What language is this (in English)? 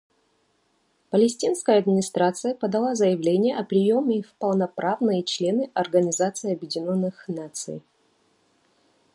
Russian